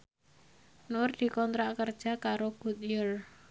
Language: Javanese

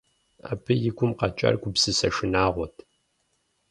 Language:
Kabardian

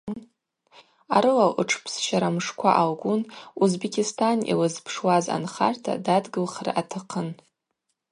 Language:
Abaza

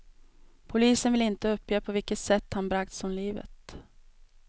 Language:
Swedish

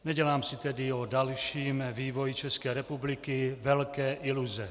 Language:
Czech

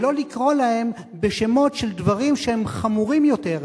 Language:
Hebrew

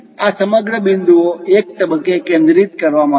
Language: Gujarati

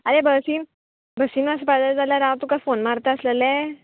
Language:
Konkani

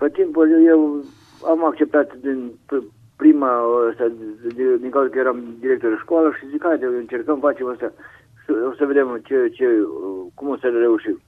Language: Romanian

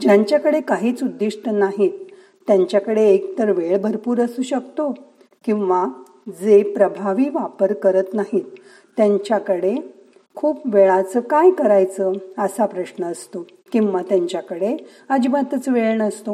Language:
Marathi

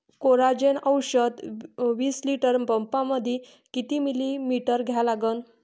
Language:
Marathi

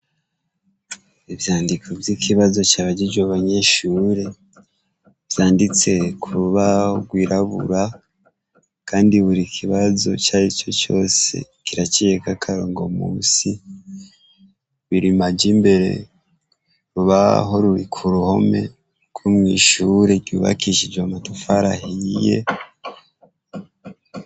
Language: Rundi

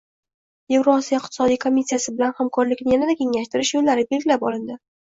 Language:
Uzbek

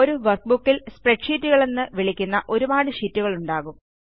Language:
Malayalam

